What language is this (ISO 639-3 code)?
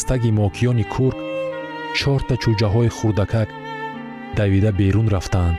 fas